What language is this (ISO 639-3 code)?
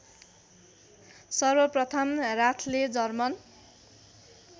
nep